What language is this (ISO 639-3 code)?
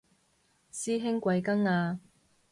yue